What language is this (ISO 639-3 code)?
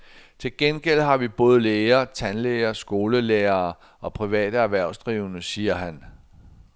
dan